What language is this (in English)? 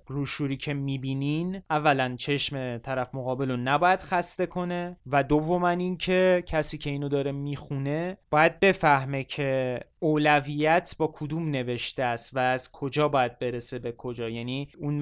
Persian